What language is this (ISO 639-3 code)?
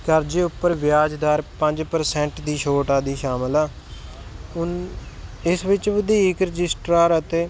pan